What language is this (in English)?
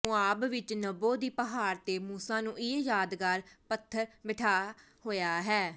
Punjabi